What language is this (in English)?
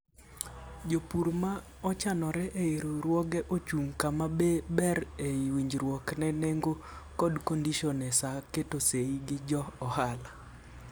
Luo (Kenya and Tanzania)